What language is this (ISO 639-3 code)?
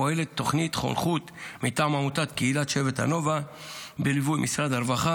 heb